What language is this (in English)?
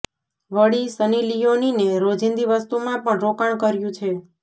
Gujarati